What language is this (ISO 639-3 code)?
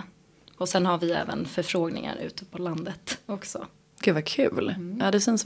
swe